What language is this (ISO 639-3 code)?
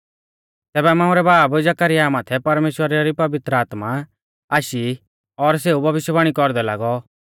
bfz